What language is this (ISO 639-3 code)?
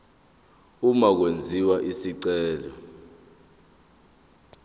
zul